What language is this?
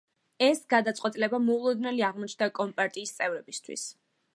Georgian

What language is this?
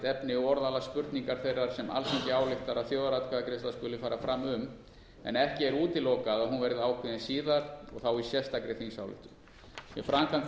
Icelandic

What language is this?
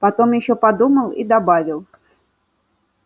Russian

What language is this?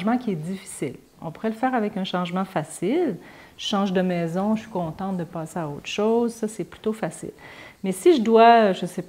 French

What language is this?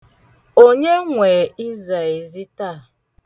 Igbo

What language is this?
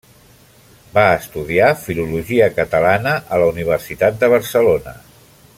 Catalan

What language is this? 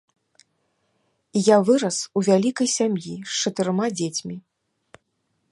Belarusian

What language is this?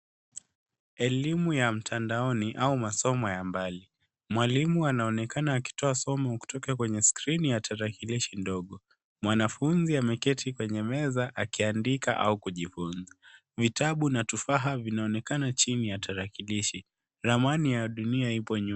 Swahili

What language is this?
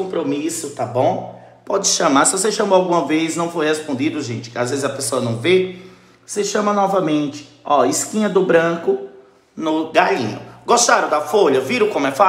Portuguese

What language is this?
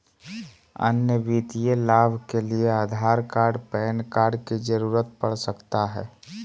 Magahi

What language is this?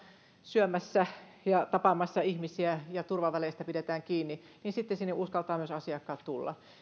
Finnish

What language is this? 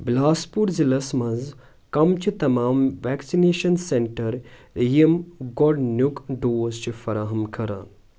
Kashmiri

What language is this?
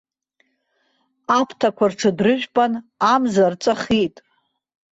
Abkhazian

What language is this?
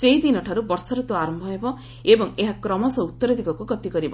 Odia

